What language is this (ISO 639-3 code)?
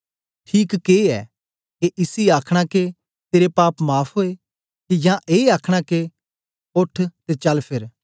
doi